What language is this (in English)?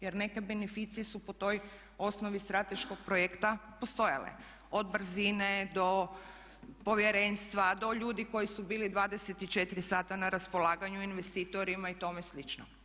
Croatian